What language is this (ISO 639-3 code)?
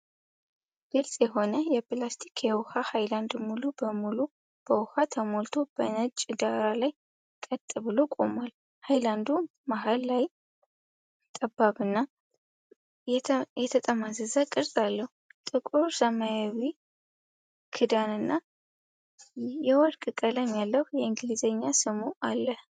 amh